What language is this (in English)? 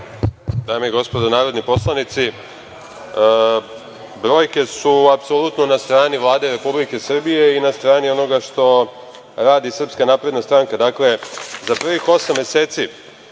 Serbian